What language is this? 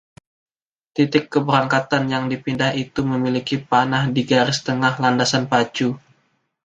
Indonesian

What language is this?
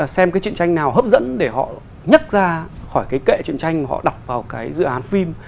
Vietnamese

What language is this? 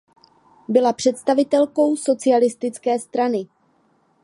Czech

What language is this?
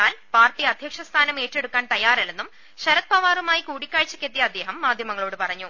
Malayalam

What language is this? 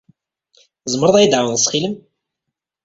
Kabyle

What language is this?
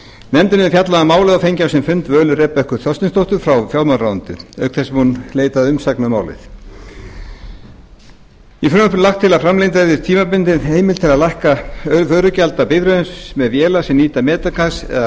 Icelandic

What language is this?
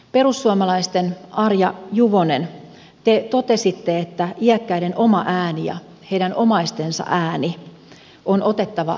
Finnish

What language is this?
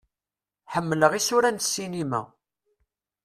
Kabyle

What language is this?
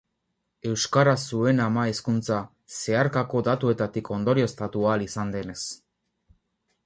Basque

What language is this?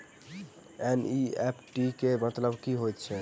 Maithili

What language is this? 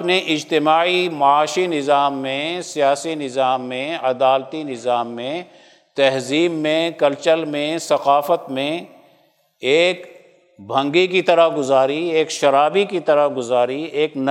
Urdu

